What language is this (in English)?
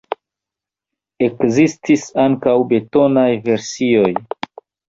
Esperanto